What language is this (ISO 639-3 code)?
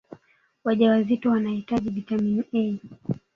swa